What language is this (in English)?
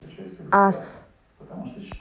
Russian